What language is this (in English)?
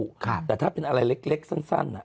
Thai